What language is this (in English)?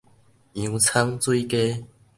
Min Nan Chinese